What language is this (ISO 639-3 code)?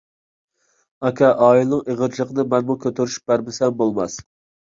uig